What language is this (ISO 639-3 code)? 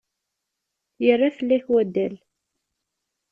kab